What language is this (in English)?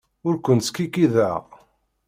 Kabyle